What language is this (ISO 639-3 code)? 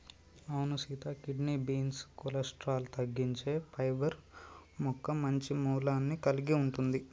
tel